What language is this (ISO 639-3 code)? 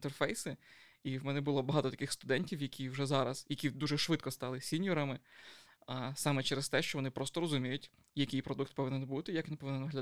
ukr